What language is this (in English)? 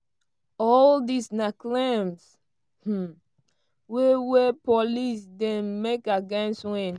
Nigerian Pidgin